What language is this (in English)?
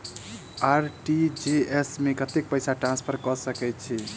Maithili